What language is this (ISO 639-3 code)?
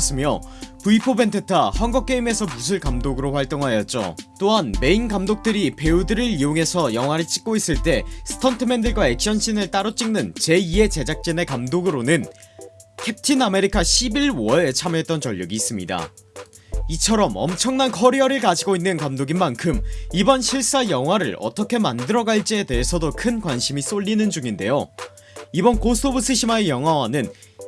kor